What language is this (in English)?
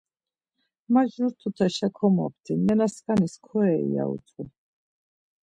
Laz